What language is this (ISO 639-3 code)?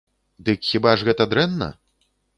bel